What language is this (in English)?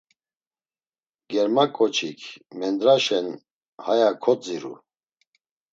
Laz